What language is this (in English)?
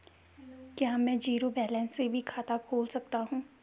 Hindi